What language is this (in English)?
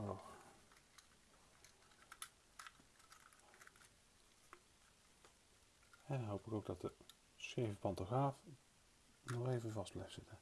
Dutch